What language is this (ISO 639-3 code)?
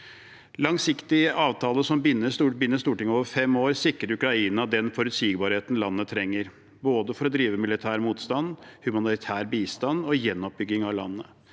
nor